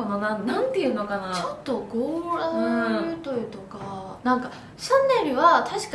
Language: Japanese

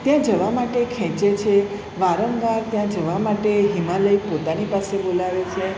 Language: Gujarati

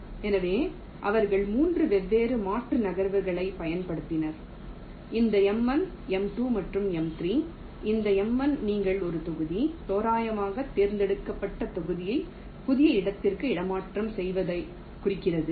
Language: Tamil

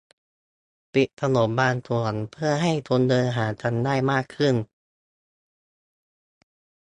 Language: Thai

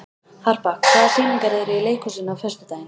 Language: Icelandic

